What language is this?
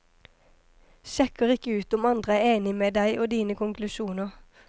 Norwegian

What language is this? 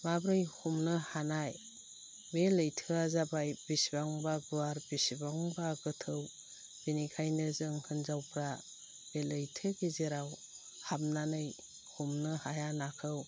Bodo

